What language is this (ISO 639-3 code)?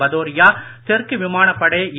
tam